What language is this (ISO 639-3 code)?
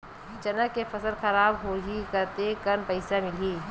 hne